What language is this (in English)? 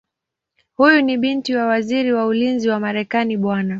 Swahili